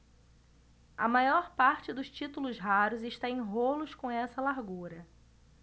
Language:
Portuguese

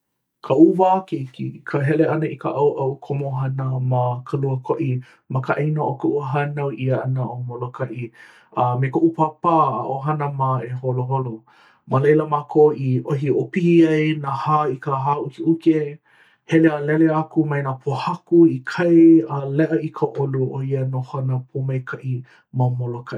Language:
Hawaiian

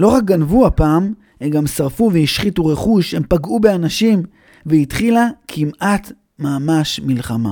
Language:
Hebrew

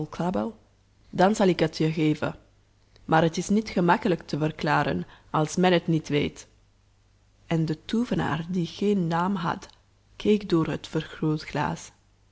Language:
Dutch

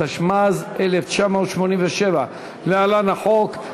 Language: Hebrew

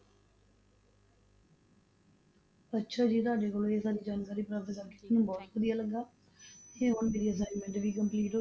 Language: Punjabi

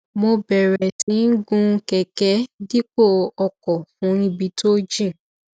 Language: Yoruba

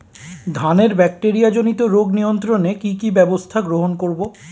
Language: Bangla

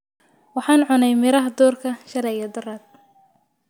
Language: Somali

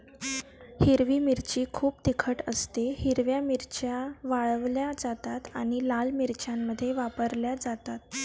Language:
Marathi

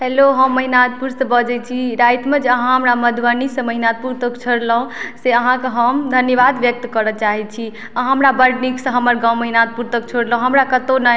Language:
Maithili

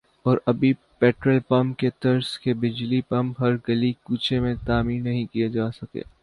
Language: Urdu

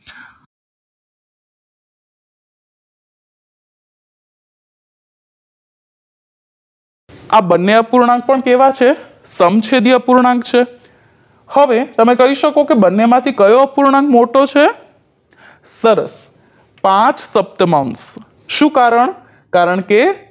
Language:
Gujarati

